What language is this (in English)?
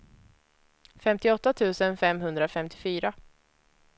Swedish